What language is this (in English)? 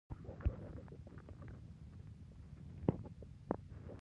Pashto